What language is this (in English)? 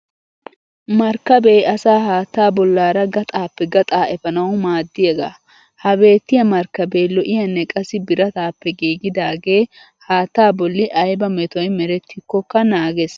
Wolaytta